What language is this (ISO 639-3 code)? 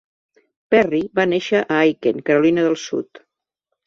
cat